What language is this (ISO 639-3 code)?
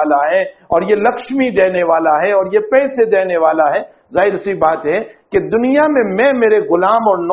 ara